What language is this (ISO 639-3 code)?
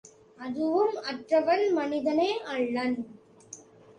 tam